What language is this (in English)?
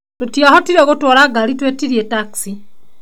Kikuyu